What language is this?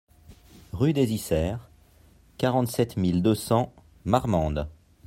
French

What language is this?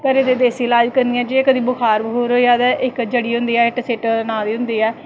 Dogri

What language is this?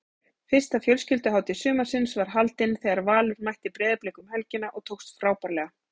Icelandic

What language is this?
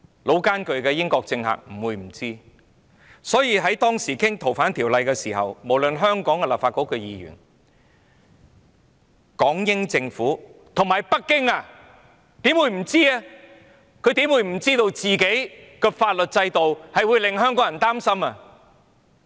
Cantonese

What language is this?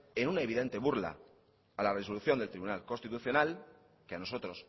Spanish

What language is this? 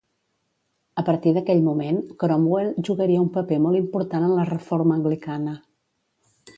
Catalan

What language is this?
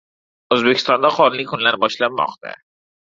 Uzbek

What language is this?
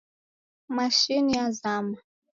Taita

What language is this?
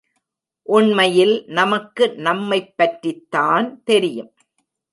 Tamil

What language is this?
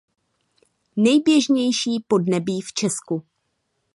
Czech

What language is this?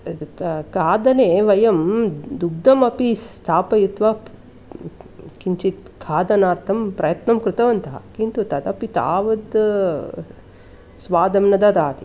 Sanskrit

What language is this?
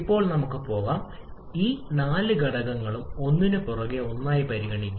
Malayalam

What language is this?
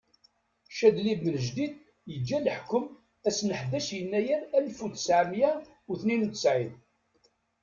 Kabyle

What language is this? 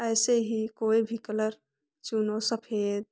Hindi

